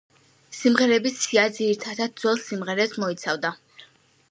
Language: Georgian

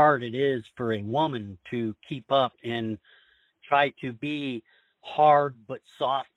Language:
English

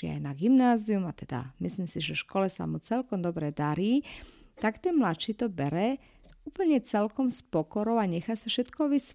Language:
Slovak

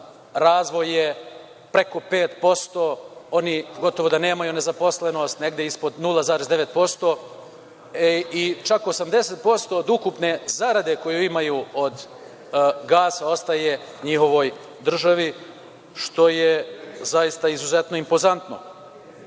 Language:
Serbian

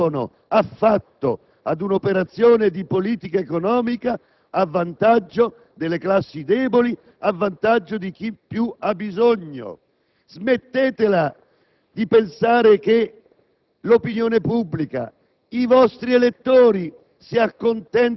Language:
Italian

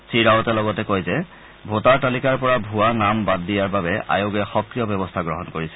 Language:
Assamese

